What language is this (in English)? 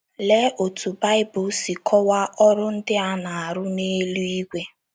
Igbo